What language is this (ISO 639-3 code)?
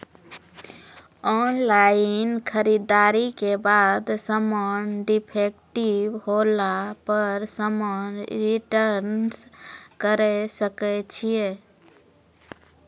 mai